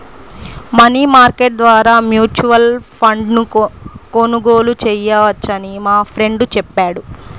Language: Telugu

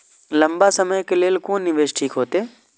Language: Maithili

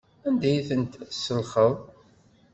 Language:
Kabyle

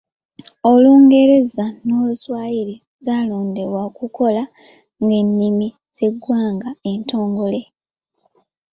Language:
Ganda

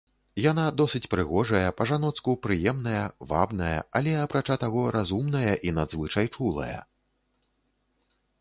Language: Belarusian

